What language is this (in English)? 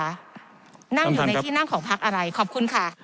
Thai